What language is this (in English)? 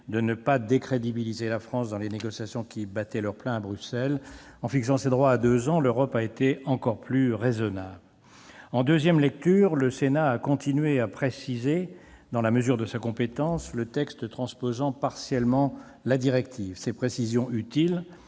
French